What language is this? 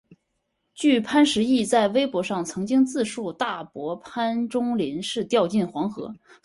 Chinese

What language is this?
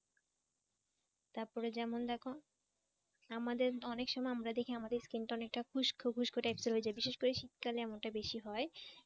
Bangla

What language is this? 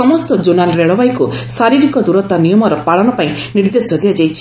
Odia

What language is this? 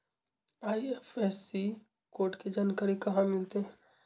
Magahi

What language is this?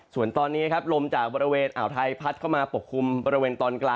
Thai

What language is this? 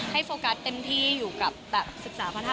Thai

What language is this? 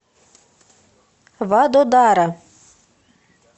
Russian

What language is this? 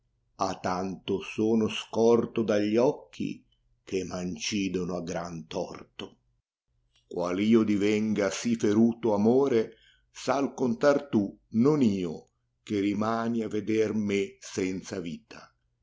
Italian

